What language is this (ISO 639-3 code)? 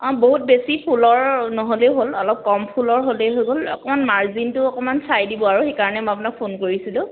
asm